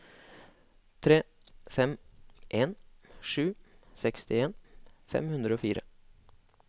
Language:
Norwegian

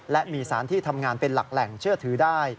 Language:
Thai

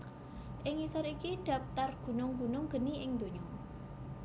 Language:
Javanese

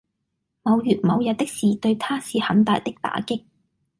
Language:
Cantonese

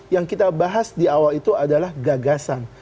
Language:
Indonesian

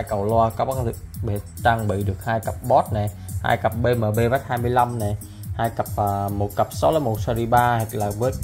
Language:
Vietnamese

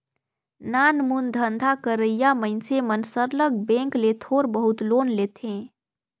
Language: Chhattisgarhi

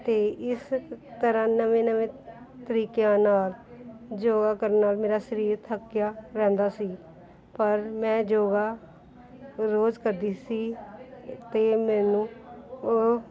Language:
Punjabi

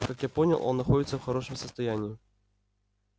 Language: Russian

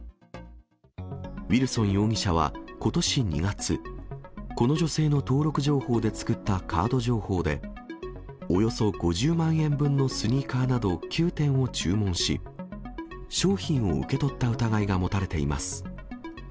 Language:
Japanese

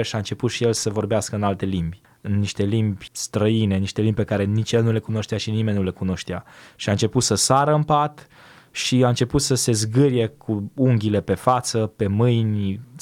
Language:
Romanian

